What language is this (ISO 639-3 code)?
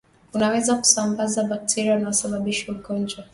swa